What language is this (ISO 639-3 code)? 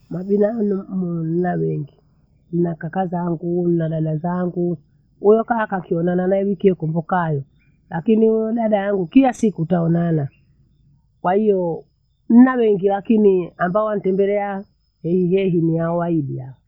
bou